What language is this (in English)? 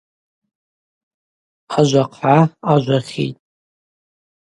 Abaza